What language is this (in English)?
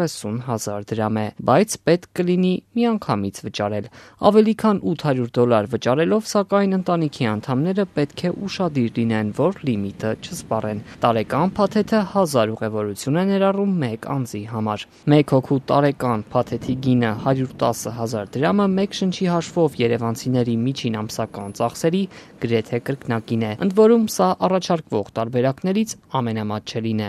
Romanian